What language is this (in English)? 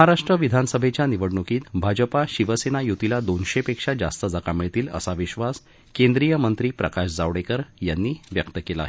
Marathi